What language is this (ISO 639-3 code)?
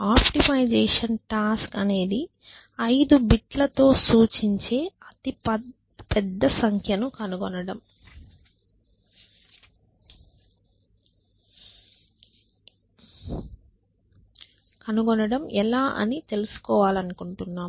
tel